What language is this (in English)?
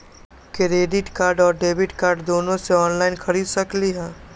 Magahi